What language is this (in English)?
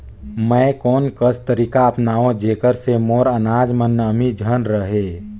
Chhattisgarhi